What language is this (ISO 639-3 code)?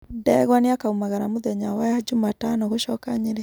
kik